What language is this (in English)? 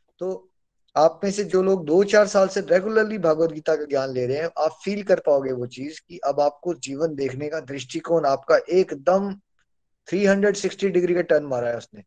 Hindi